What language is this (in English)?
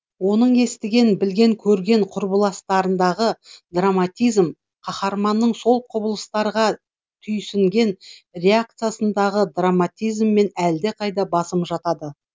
Kazakh